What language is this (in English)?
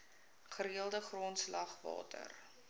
Afrikaans